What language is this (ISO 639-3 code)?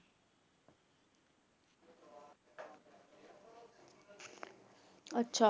pan